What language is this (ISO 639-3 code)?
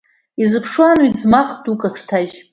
abk